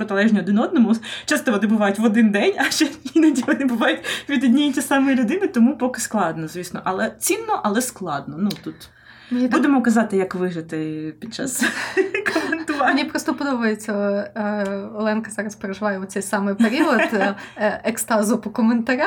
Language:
Ukrainian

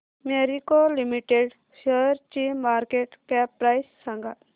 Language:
Marathi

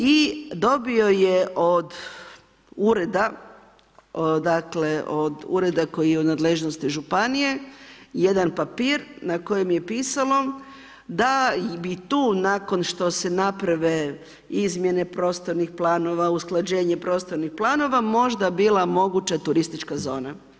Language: Croatian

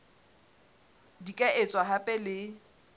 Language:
Southern Sotho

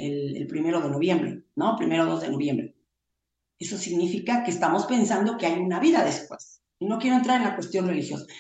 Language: Spanish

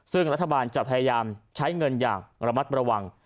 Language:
Thai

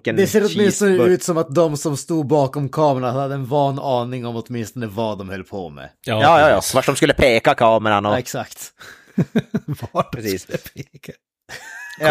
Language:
Swedish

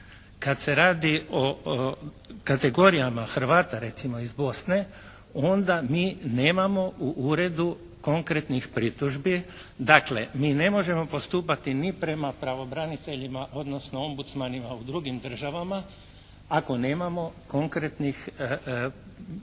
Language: Croatian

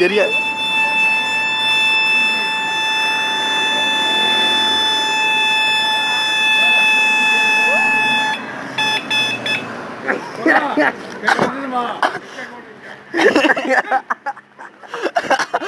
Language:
Turkish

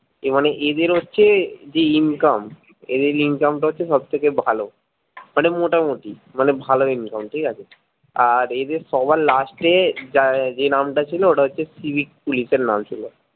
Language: Bangla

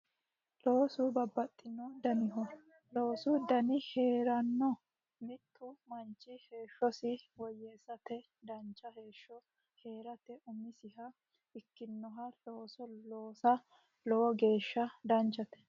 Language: Sidamo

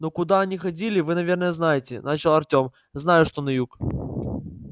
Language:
Russian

